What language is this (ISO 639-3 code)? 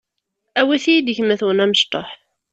kab